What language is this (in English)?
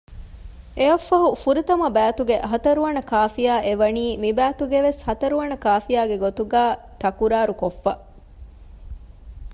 Divehi